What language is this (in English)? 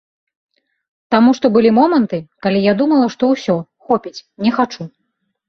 Belarusian